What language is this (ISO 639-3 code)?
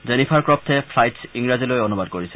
asm